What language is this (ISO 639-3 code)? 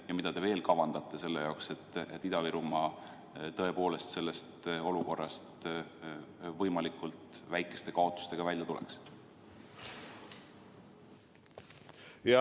est